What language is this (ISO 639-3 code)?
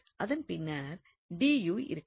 tam